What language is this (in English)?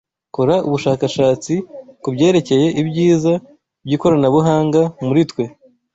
Kinyarwanda